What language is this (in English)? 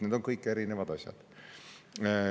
Estonian